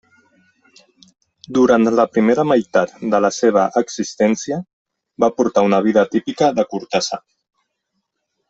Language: Catalan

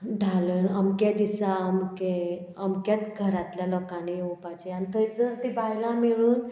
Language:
Konkani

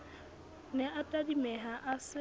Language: Southern Sotho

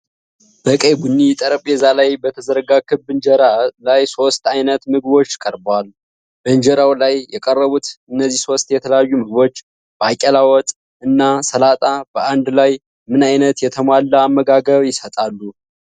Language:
Amharic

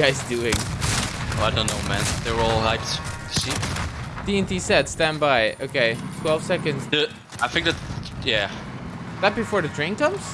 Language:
English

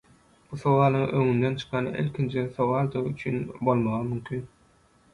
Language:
Turkmen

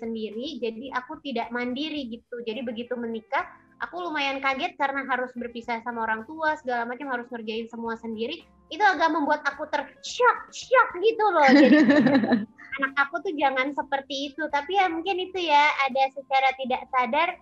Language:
Indonesian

